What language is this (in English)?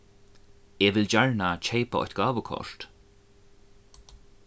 Faroese